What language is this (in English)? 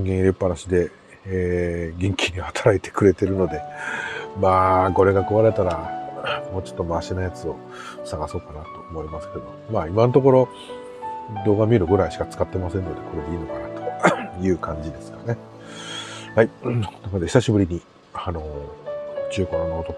Japanese